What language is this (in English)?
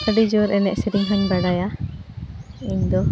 Santali